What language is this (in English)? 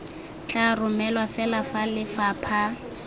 Tswana